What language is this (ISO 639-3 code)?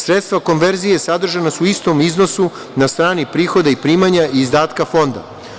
srp